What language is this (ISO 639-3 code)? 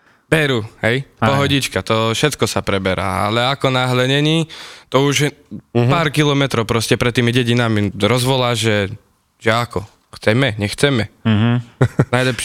slk